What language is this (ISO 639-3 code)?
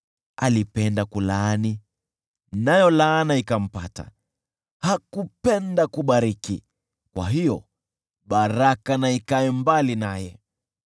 swa